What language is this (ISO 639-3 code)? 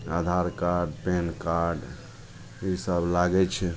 mai